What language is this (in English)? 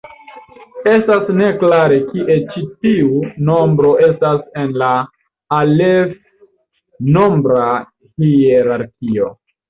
Esperanto